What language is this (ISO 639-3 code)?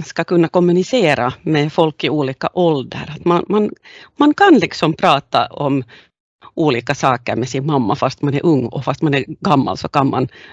swe